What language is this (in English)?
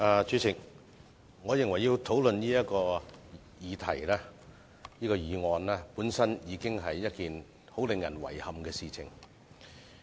Cantonese